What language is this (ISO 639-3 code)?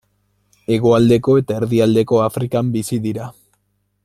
eus